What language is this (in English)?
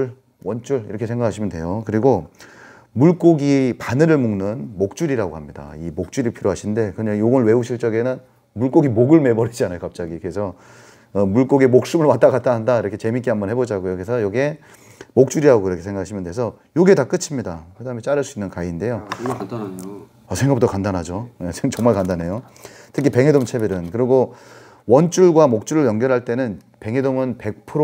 Korean